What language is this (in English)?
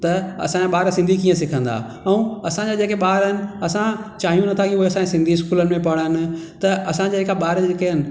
Sindhi